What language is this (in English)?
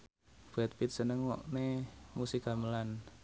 Javanese